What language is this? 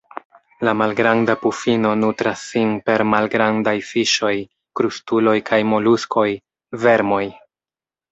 Esperanto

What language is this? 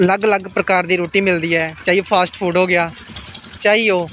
Dogri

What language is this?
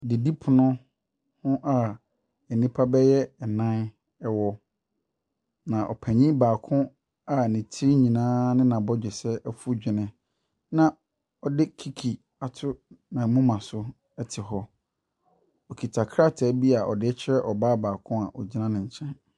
Akan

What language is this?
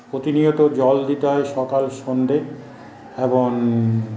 Bangla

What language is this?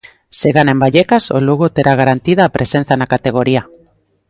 Galician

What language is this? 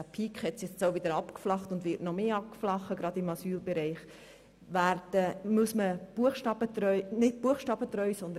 Swiss German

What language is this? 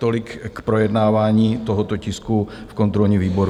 Czech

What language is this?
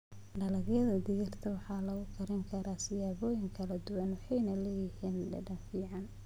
Somali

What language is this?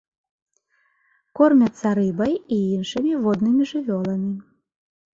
Belarusian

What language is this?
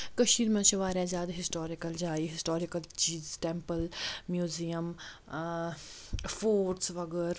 Kashmiri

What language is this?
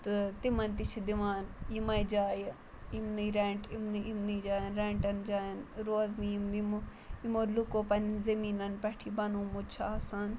Kashmiri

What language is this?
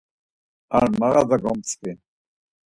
Laz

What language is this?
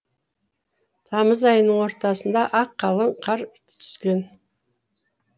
Kazakh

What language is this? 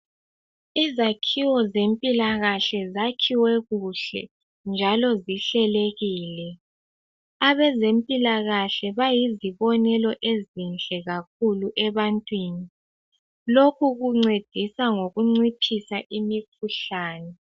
North Ndebele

